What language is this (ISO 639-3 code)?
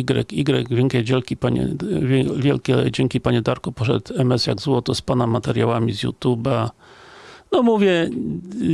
pol